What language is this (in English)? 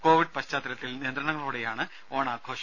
Malayalam